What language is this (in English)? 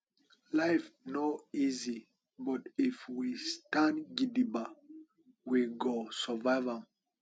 Nigerian Pidgin